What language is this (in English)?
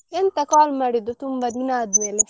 Kannada